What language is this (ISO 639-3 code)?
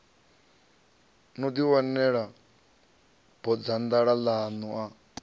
ven